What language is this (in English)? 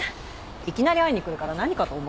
Japanese